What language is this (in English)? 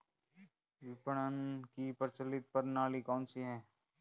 Hindi